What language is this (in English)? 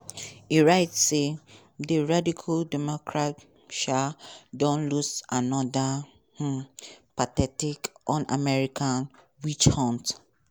Nigerian Pidgin